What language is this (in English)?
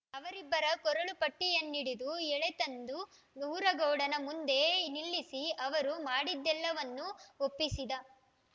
Kannada